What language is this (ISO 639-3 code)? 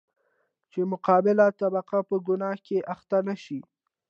pus